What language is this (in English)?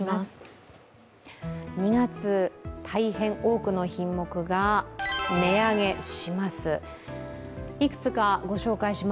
Japanese